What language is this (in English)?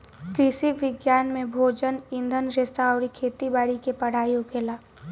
Bhojpuri